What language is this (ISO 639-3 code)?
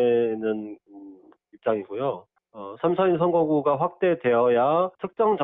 kor